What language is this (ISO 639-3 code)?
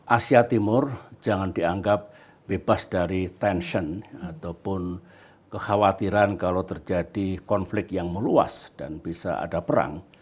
ind